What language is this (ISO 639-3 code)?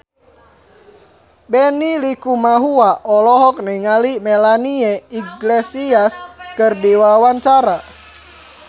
sun